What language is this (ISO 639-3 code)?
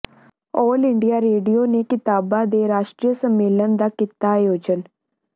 pan